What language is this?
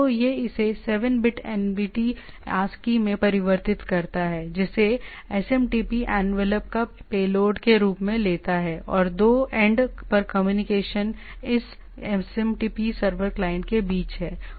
Hindi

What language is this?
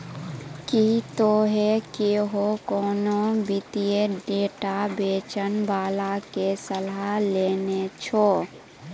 Maithili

